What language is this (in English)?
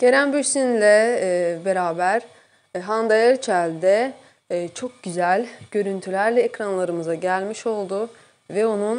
Turkish